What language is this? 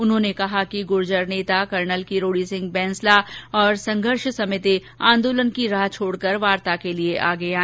Hindi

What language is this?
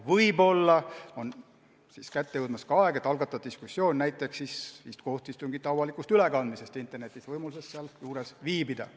Estonian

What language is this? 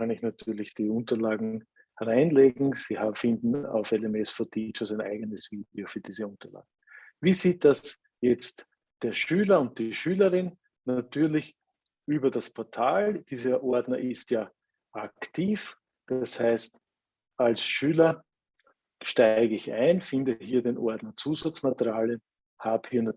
German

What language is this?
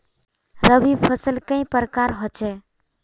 Magahi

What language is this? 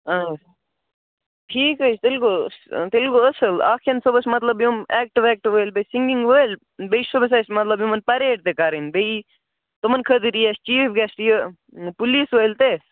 Kashmiri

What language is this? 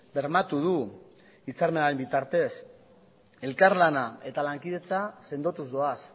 Basque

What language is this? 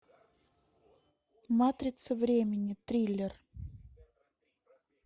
Russian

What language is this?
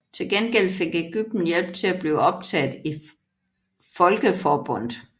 Danish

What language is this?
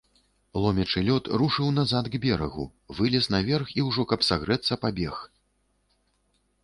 Belarusian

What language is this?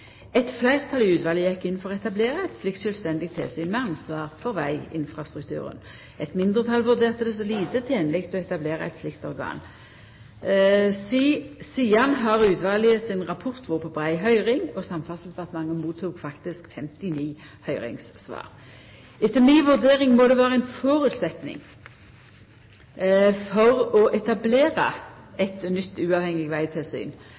Norwegian Nynorsk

